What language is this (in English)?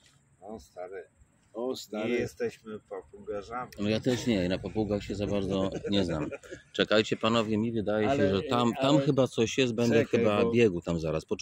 Polish